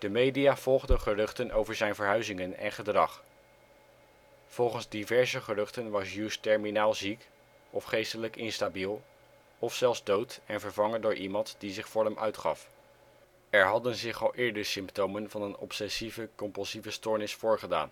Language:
Dutch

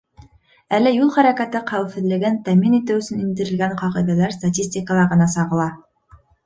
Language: Bashkir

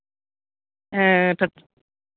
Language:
Santali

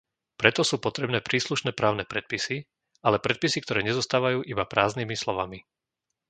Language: Slovak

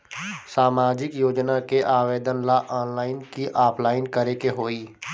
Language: Bhojpuri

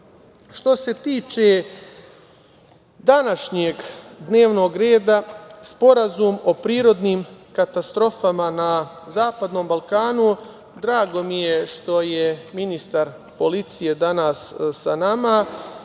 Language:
Serbian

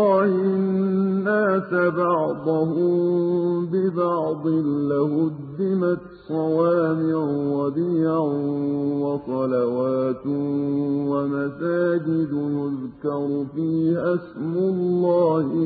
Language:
Arabic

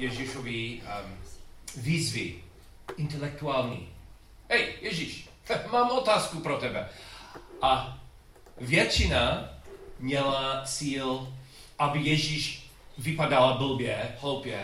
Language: Czech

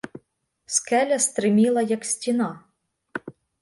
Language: Ukrainian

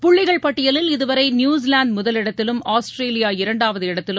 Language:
Tamil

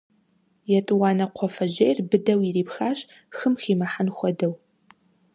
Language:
Kabardian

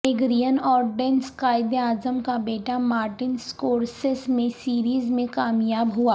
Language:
Urdu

